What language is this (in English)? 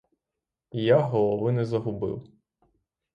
Ukrainian